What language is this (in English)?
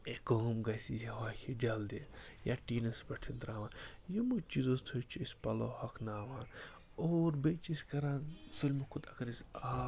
Kashmiri